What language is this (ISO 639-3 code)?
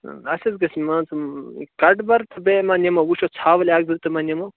kas